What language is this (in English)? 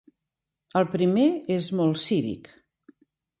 Catalan